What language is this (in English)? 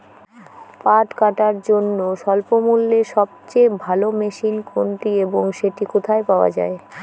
Bangla